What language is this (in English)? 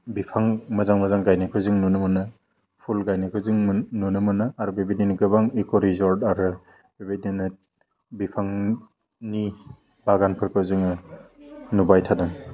Bodo